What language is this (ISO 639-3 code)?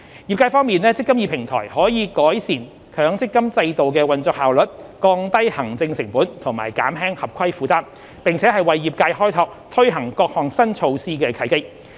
yue